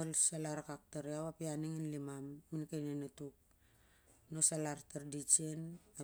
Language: Siar-Lak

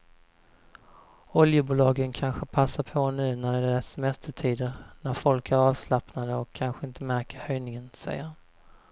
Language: Swedish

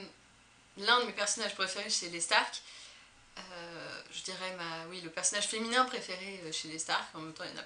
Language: French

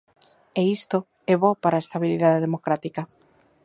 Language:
Galician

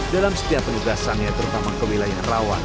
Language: Indonesian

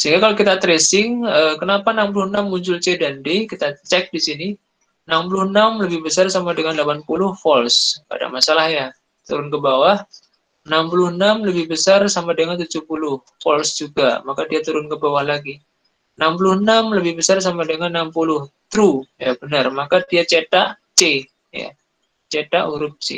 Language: Indonesian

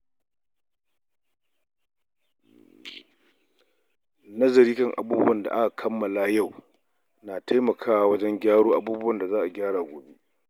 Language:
Hausa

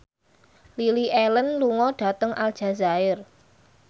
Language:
Javanese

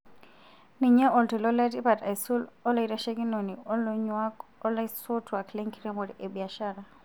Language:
Masai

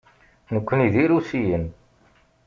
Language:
Kabyle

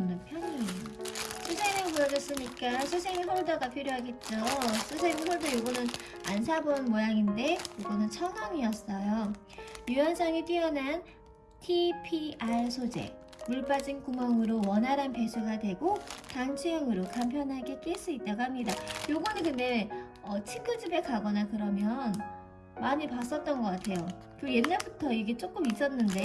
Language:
Korean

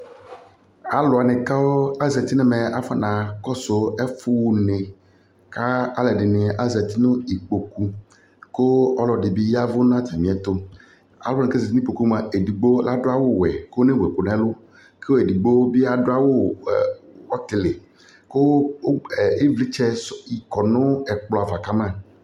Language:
Ikposo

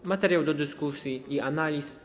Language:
Polish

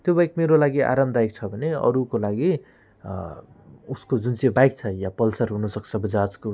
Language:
Nepali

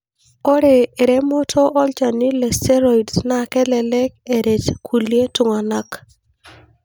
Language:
Masai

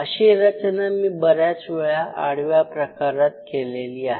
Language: Marathi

